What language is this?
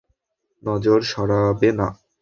Bangla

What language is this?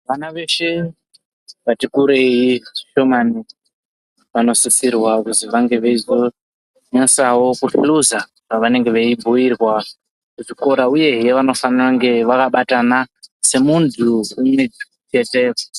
Ndau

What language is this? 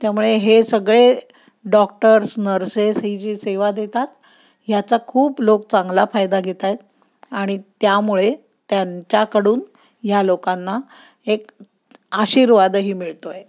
Marathi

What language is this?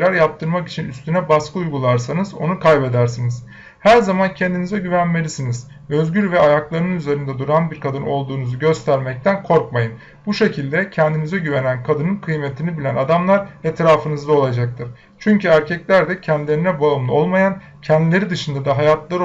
Turkish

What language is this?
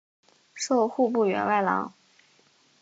Chinese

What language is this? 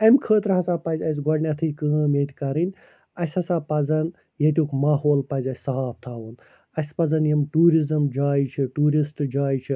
Kashmiri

